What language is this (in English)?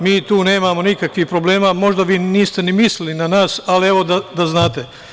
Serbian